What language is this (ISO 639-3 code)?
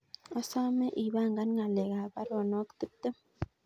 kln